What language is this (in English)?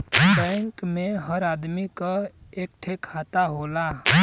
Bhojpuri